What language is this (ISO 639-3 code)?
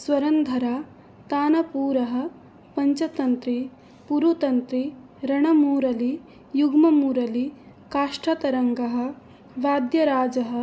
san